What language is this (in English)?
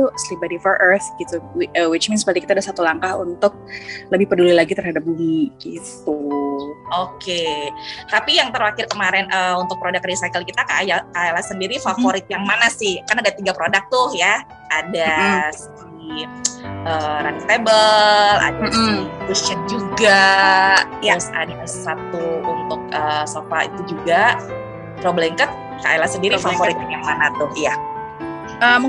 Indonesian